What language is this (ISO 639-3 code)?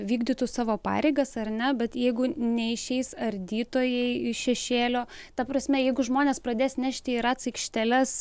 lit